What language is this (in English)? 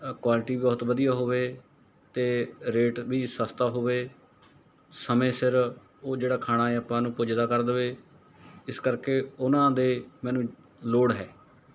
Punjabi